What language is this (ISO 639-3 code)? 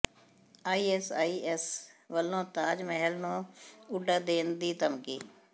pan